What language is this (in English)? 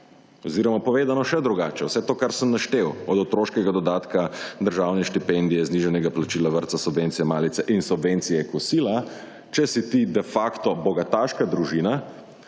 Slovenian